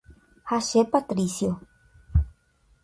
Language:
Guarani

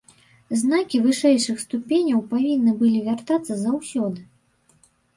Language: Belarusian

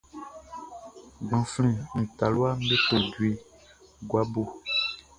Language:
Baoulé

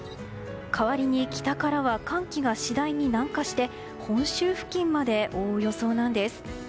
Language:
Japanese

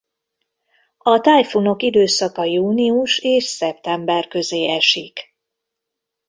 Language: Hungarian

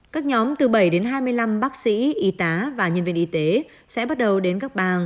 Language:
Vietnamese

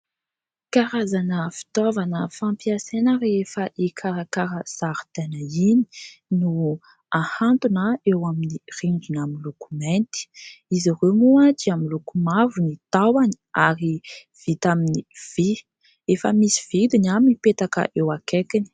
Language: Malagasy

